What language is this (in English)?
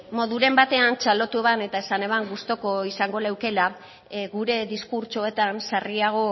Basque